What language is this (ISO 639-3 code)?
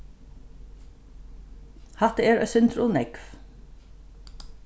fao